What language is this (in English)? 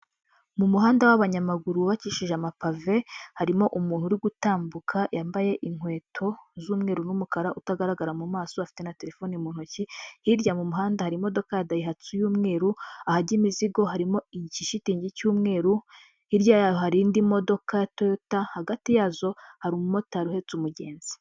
Kinyarwanda